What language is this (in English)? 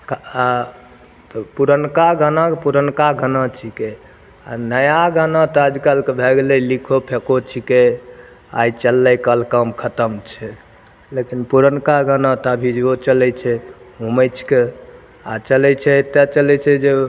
Maithili